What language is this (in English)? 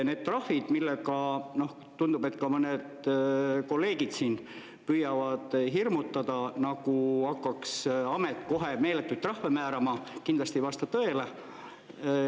Estonian